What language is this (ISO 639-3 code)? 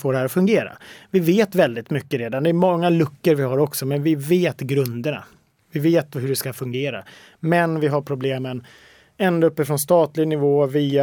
swe